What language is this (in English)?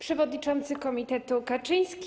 Polish